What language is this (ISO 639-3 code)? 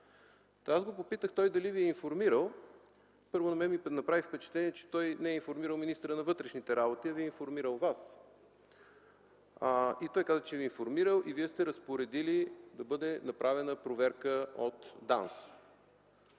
bul